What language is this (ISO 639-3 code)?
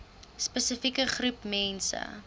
afr